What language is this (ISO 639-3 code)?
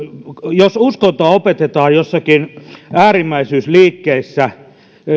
fin